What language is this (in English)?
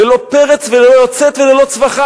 Hebrew